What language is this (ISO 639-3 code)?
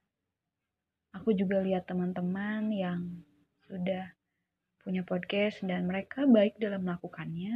ind